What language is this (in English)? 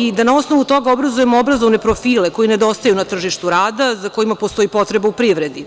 Serbian